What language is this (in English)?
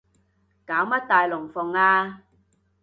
Cantonese